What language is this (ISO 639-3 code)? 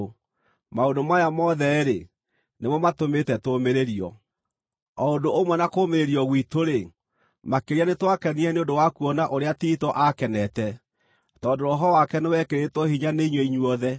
kik